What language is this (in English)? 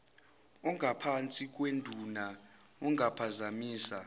Zulu